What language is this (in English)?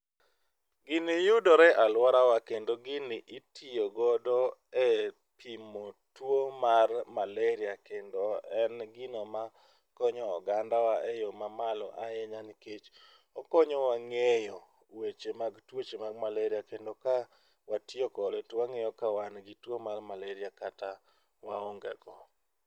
Luo (Kenya and Tanzania)